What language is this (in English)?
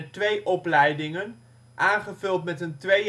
Dutch